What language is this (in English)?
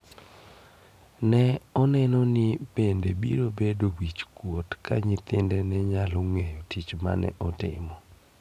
Luo (Kenya and Tanzania)